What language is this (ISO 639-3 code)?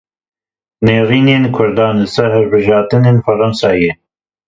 kur